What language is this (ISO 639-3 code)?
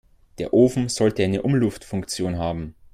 deu